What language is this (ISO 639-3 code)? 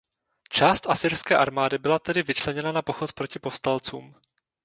ces